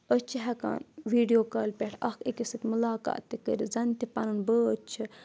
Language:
Kashmiri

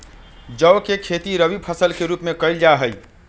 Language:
Magahi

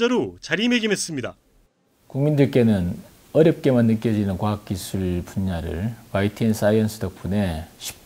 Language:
Korean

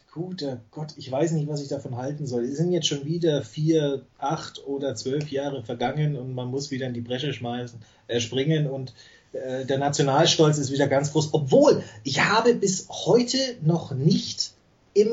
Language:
German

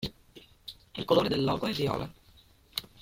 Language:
Italian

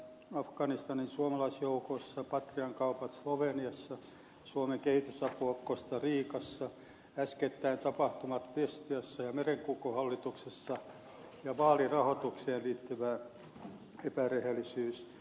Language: Finnish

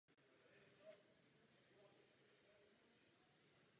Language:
Czech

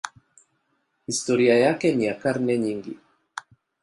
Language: Swahili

